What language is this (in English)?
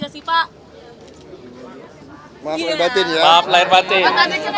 Indonesian